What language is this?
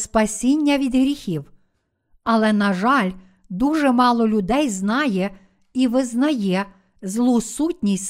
Ukrainian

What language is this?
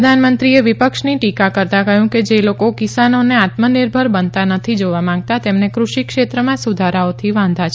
Gujarati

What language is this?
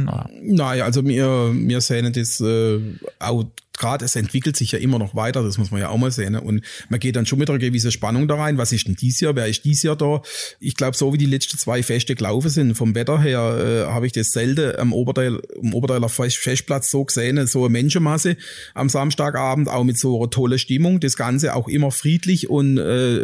German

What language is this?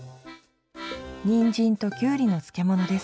Japanese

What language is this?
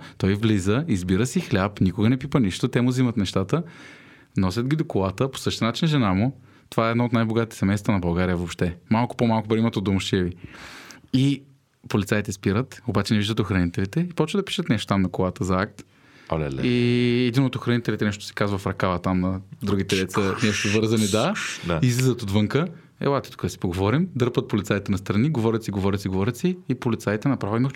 Bulgarian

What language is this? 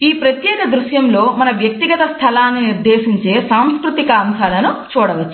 Telugu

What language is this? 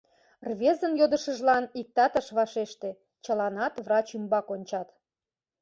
Mari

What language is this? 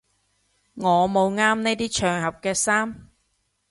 Cantonese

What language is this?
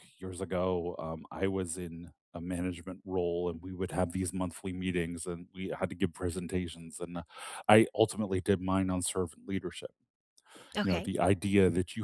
English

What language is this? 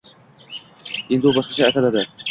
Uzbek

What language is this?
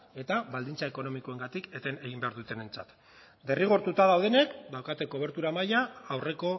Basque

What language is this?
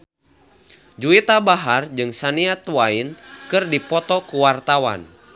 Sundanese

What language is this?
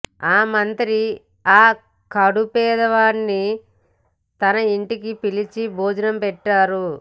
Telugu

